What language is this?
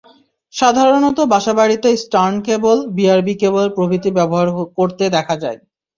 Bangla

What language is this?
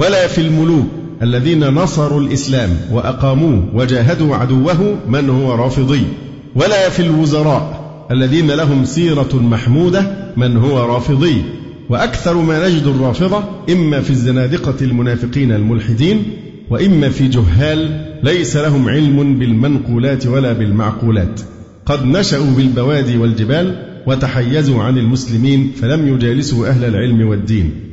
Arabic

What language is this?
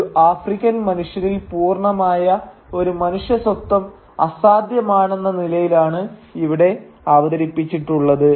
Malayalam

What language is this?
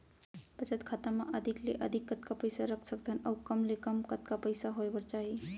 Chhattisgarhi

